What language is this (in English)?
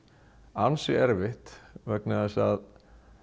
Icelandic